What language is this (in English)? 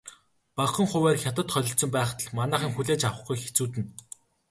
Mongolian